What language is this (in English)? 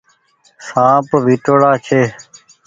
Goaria